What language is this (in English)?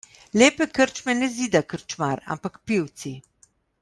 Slovenian